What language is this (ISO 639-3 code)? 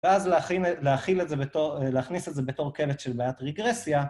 heb